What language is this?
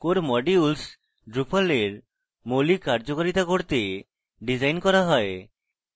Bangla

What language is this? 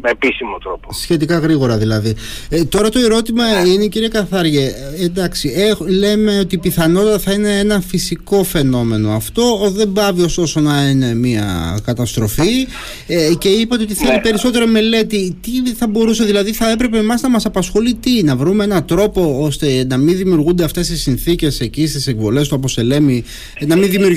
Greek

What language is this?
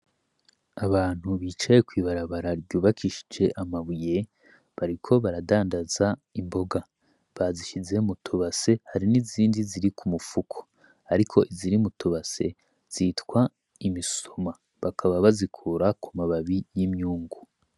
Rundi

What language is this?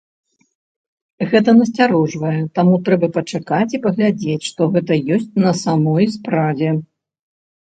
Belarusian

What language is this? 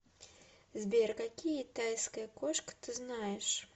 Russian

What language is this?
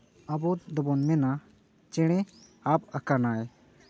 Santali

